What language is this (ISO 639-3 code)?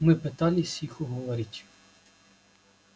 rus